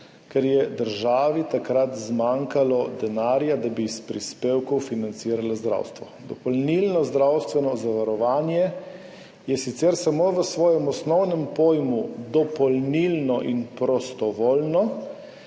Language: Slovenian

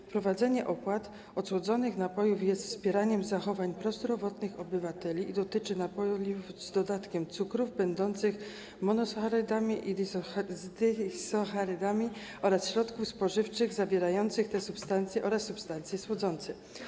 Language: Polish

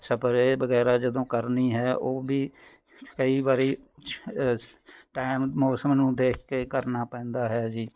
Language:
Punjabi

